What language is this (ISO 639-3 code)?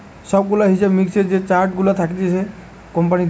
ben